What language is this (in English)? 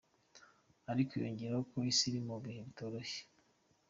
Kinyarwanda